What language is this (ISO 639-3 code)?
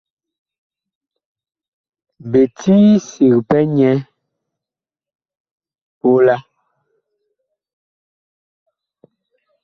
bkh